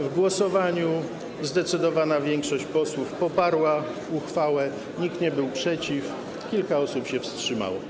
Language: Polish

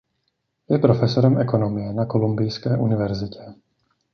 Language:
Czech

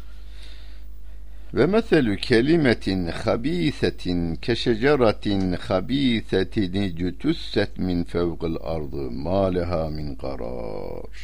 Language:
Turkish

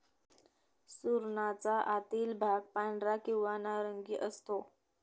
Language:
Marathi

